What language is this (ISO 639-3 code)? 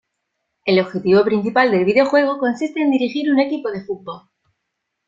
spa